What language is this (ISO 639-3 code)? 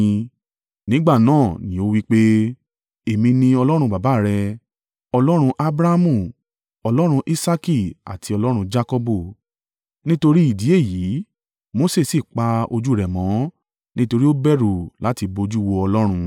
yor